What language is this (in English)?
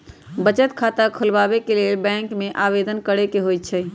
Magahi